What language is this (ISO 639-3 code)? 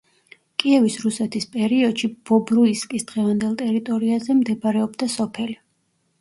kat